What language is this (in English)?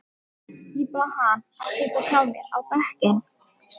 Icelandic